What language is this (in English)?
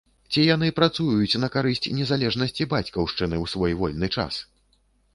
Belarusian